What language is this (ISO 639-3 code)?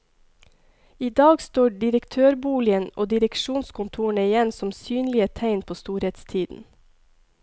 nor